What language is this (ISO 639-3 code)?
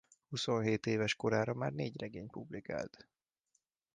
hun